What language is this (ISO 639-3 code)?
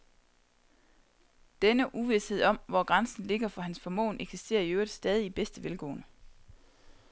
dan